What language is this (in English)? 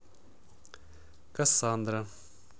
Russian